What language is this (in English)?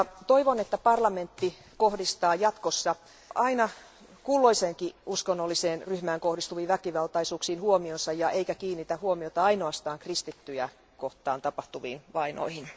Finnish